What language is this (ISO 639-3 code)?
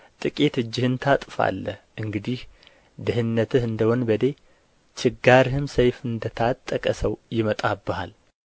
amh